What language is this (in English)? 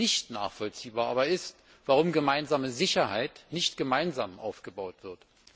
German